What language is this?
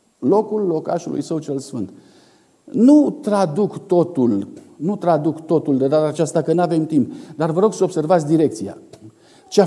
Romanian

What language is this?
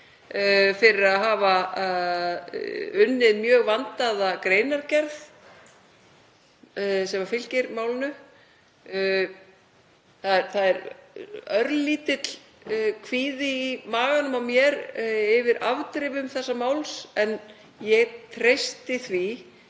Icelandic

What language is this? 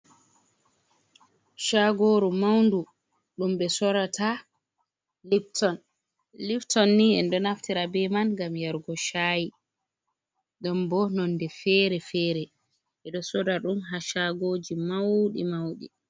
Fula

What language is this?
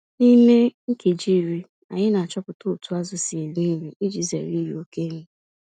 Igbo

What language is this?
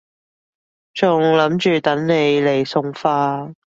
Cantonese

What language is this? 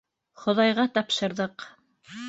Bashkir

